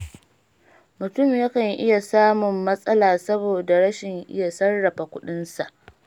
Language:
Hausa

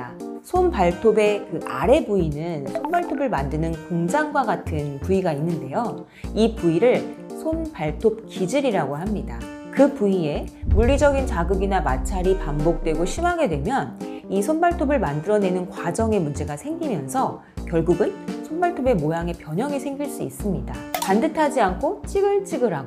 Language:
Korean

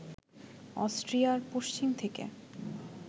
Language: Bangla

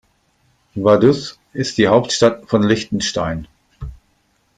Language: German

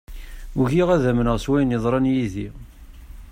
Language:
Kabyle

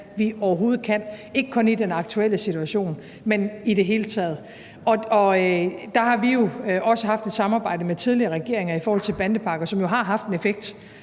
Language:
Danish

